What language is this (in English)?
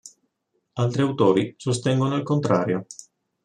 Italian